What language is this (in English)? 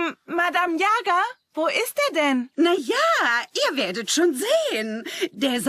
German